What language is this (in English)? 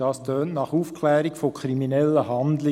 Swiss German